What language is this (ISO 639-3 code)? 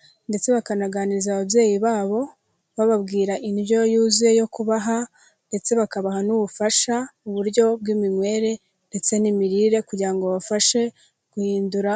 kin